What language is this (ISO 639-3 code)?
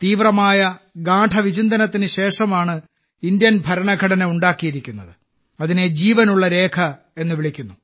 mal